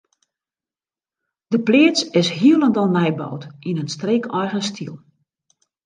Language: Western Frisian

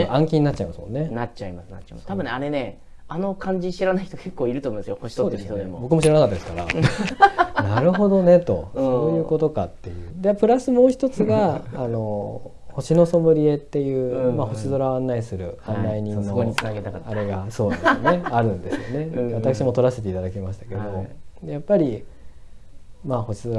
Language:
Japanese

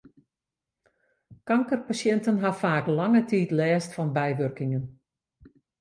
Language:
Western Frisian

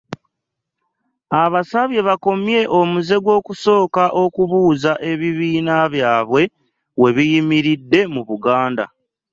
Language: Ganda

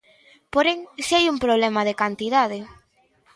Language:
Galician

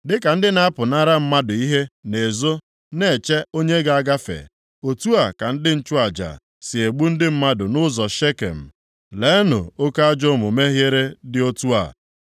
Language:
Igbo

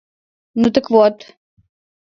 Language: Mari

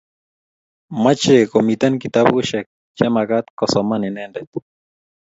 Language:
Kalenjin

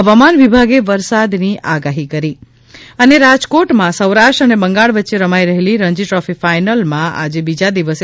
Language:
Gujarati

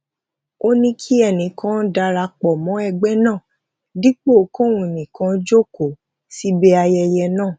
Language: Yoruba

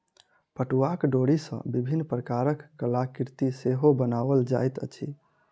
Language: Maithili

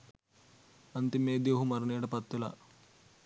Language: Sinhala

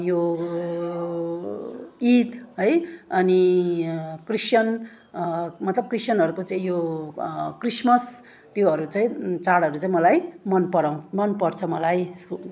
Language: Nepali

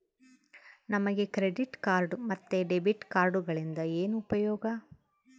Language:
Kannada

